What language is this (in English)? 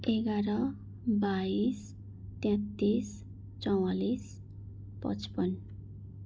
Nepali